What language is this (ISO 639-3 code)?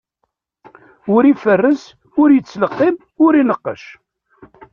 kab